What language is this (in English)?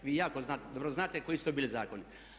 Croatian